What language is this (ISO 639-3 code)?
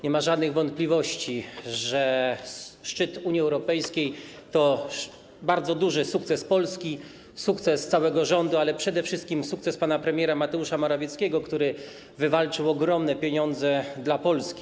pol